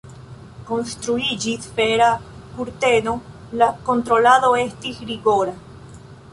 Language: Esperanto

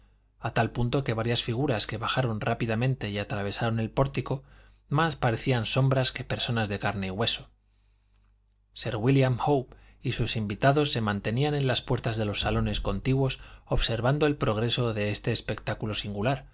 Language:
Spanish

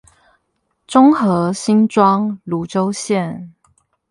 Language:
Chinese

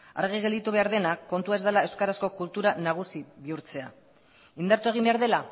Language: Basque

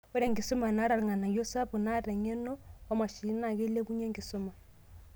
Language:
Masai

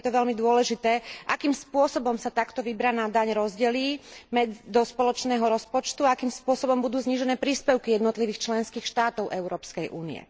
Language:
Slovak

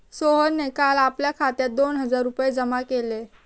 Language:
Marathi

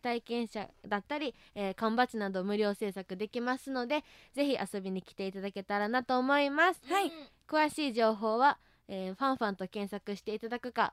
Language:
Japanese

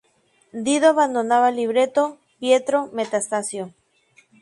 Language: Spanish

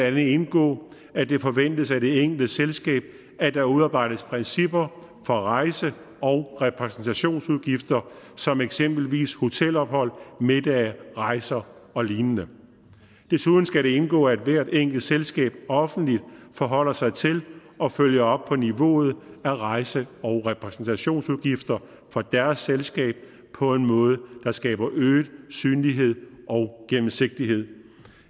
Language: Danish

